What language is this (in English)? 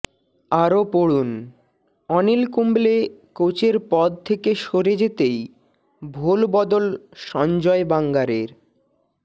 Bangla